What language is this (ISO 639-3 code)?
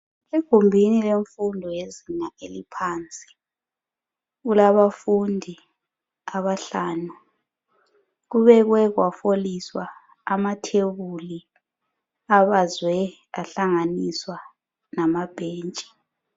nde